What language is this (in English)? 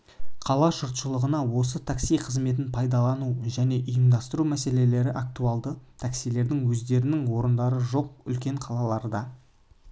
Kazakh